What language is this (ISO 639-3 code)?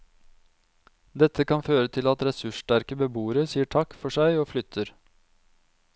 nor